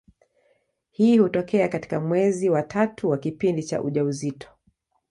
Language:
Swahili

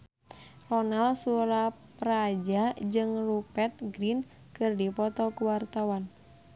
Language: Sundanese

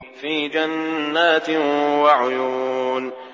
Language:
Arabic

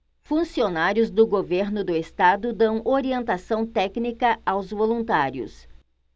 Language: Portuguese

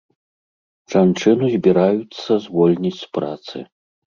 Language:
Belarusian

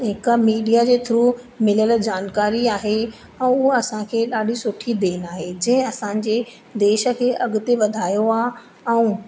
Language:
Sindhi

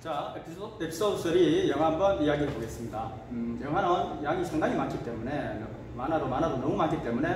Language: Korean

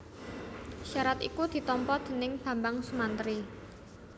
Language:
Javanese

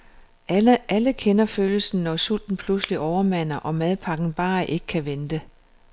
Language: Danish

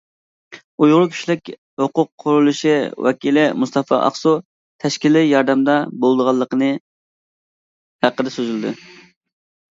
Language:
Uyghur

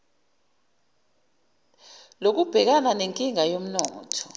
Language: Zulu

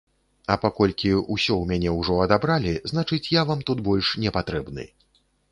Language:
Belarusian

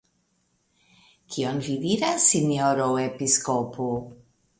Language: Esperanto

